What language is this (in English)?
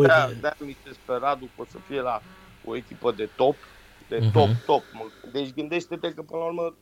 Romanian